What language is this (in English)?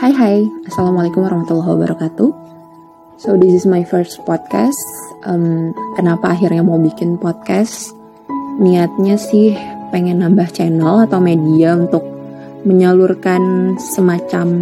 Indonesian